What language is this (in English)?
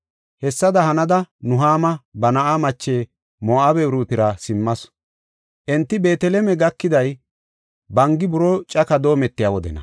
Gofa